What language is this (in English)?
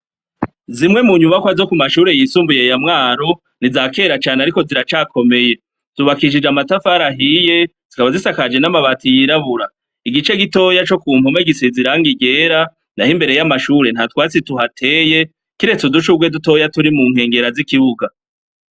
Rundi